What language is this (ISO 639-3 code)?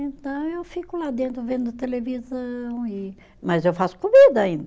por